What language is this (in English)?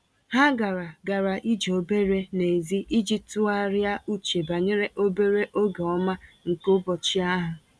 Igbo